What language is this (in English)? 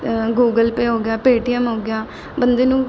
Punjabi